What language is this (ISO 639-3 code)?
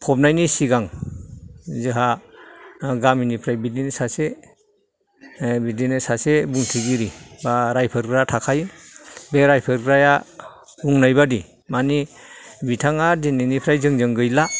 brx